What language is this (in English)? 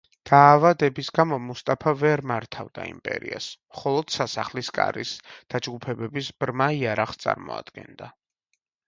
Georgian